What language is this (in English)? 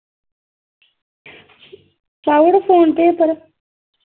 Dogri